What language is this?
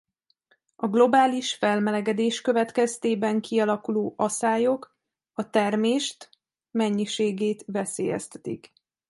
Hungarian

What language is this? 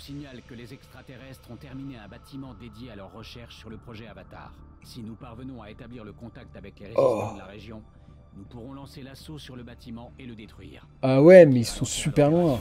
French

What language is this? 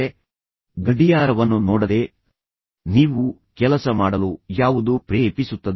Kannada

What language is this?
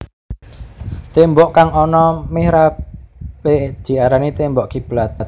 Javanese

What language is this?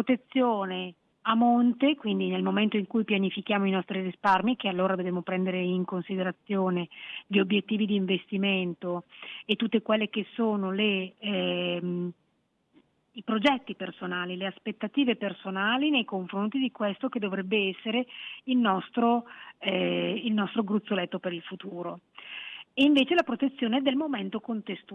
Italian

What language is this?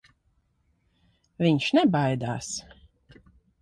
Latvian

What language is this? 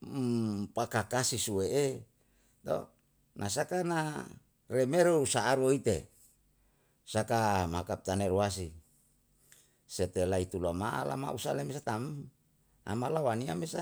Yalahatan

